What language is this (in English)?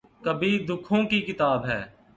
Urdu